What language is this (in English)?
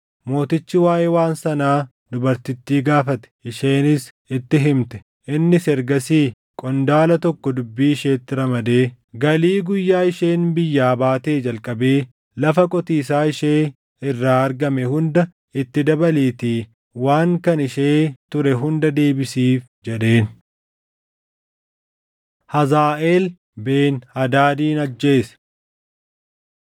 Oromo